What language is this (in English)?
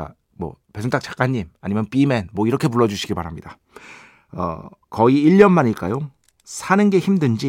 Korean